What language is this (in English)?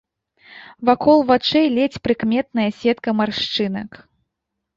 Belarusian